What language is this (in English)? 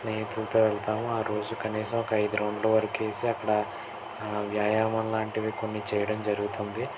Telugu